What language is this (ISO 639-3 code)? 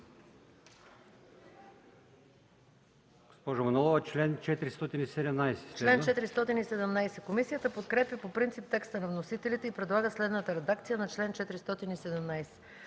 bul